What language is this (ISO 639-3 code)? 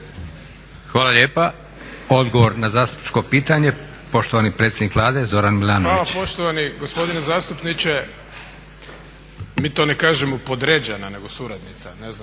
hrv